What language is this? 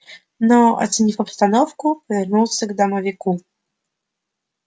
Russian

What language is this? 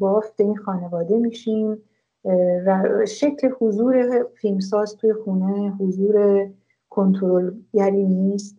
Persian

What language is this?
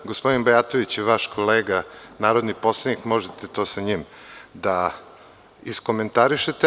Serbian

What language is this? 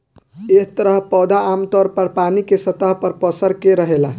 Bhojpuri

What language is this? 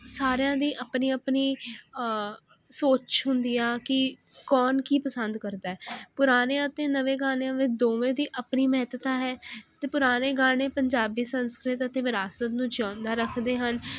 Punjabi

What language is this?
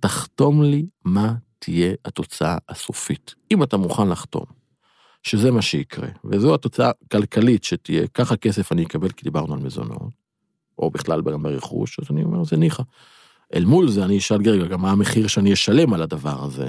Hebrew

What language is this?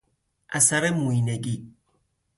Persian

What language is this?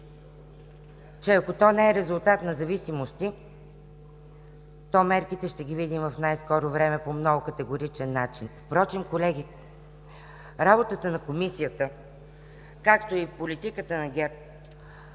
Bulgarian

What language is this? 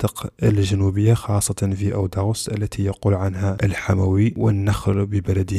Arabic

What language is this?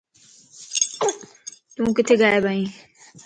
Lasi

